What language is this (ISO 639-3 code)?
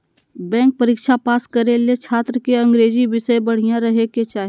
mag